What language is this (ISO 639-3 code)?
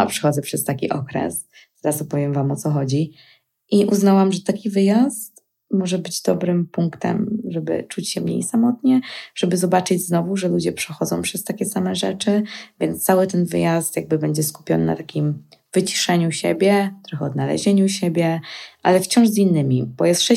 pol